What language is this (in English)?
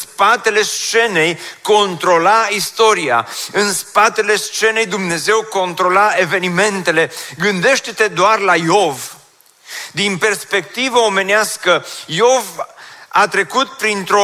Romanian